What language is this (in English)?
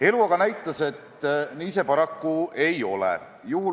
Estonian